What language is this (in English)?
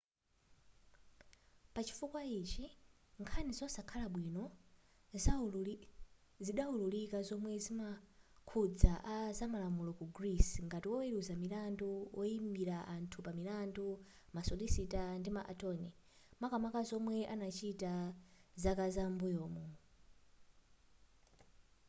Nyanja